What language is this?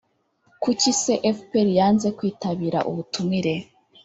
Kinyarwanda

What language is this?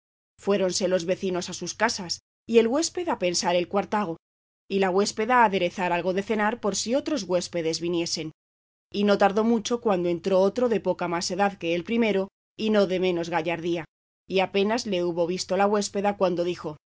Spanish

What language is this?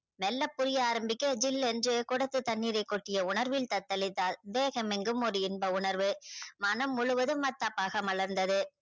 Tamil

